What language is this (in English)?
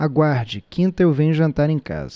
Portuguese